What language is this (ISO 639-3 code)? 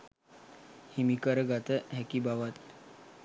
sin